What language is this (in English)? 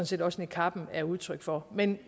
Danish